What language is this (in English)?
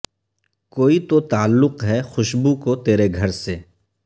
Urdu